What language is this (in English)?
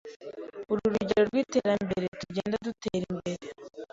Kinyarwanda